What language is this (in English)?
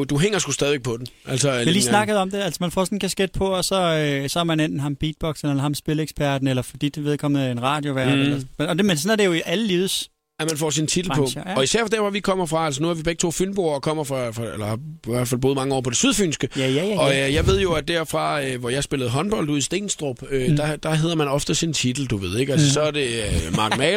Danish